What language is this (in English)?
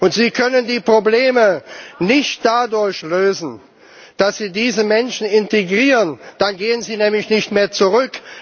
German